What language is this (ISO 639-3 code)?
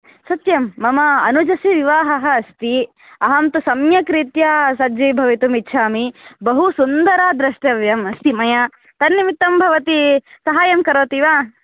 san